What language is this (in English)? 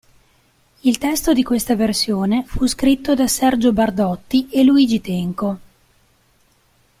Italian